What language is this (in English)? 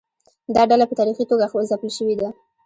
Pashto